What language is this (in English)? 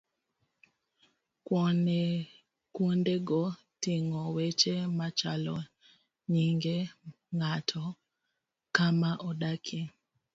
Luo (Kenya and Tanzania)